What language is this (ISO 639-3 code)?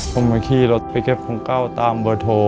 tha